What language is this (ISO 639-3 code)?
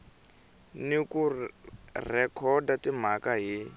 tso